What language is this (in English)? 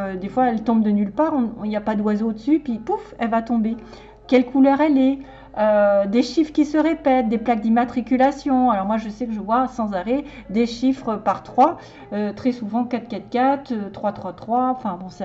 French